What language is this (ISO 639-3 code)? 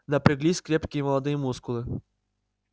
rus